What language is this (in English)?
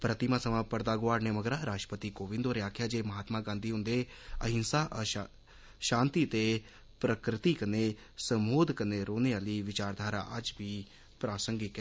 Dogri